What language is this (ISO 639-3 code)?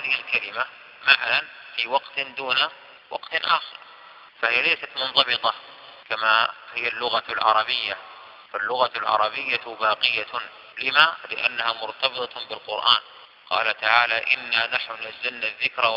ara